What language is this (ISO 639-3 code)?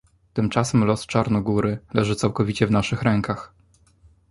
pol